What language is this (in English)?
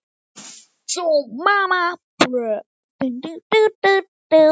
Icelandic